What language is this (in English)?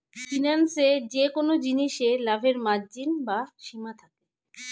Bangla